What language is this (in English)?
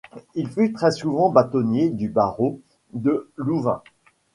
French